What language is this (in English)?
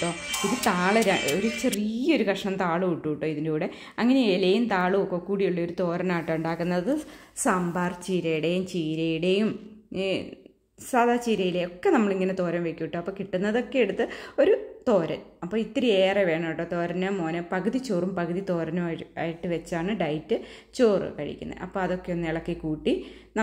Malayalam